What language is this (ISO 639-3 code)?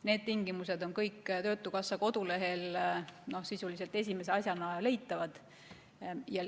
est